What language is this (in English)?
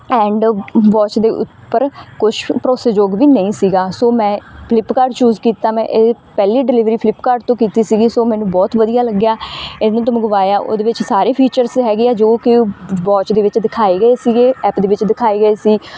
Punjabi